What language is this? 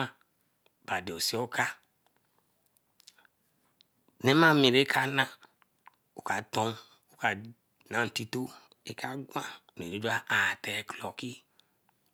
Eleme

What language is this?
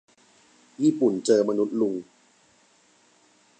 Thai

